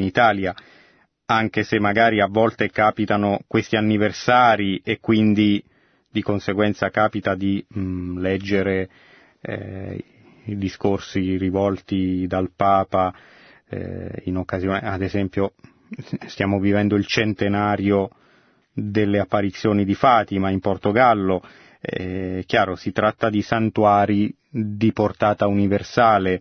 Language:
Italian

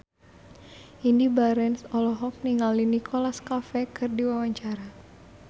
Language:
Sundanese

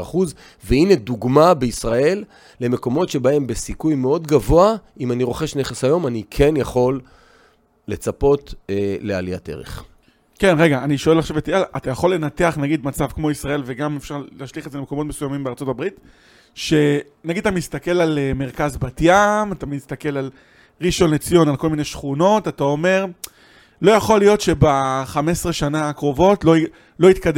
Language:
Hebrew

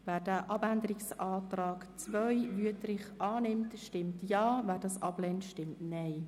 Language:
Swiss German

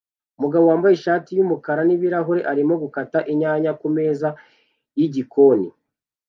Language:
Kinyarwanda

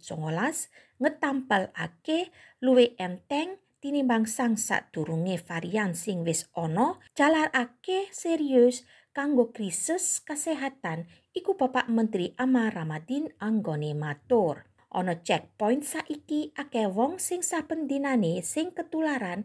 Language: Indonesian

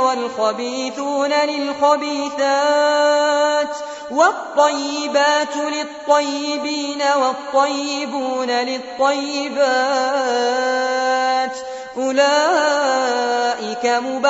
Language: Arabic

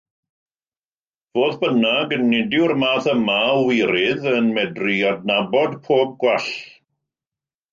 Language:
Welsh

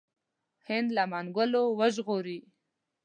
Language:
Pashto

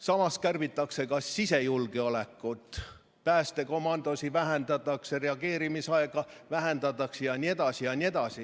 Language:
Estonian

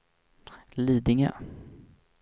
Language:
Swedish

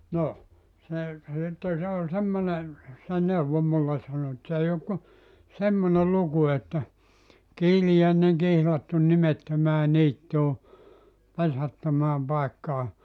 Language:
Finnish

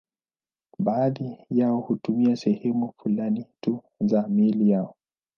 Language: Swahili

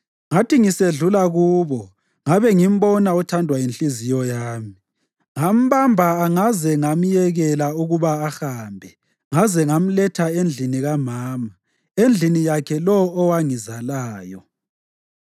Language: North Ndebele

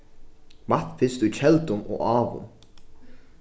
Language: Faroese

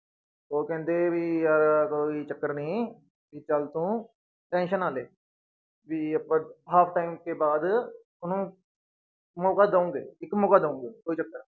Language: Punjabi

